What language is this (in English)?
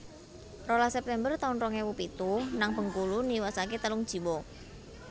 Javanese